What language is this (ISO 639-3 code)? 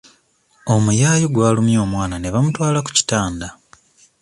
lug